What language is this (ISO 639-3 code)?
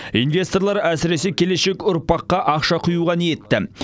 kaz